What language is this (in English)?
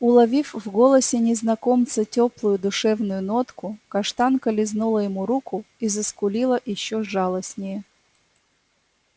Russian